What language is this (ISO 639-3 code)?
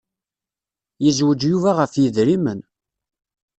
kab